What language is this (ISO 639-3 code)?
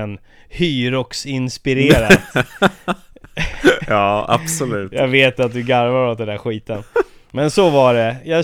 swe